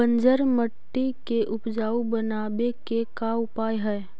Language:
Magahi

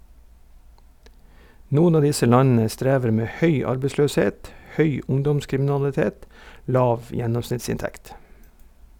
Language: Norwegian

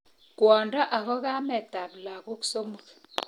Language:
Kalenjin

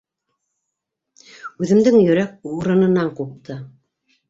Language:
Bashkir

